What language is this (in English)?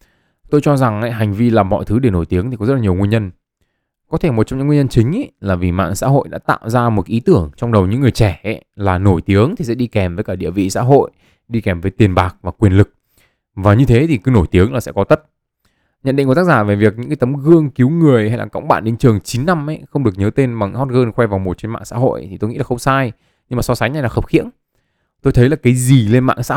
Vietnamese